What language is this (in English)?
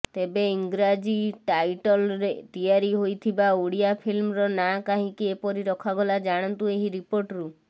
Odia